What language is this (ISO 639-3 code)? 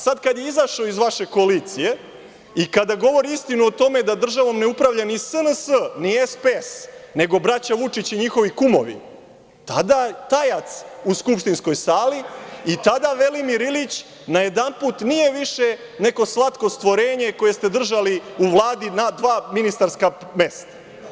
srp